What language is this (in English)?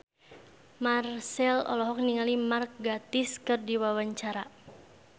Sundanese